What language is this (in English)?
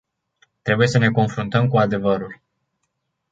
Romanian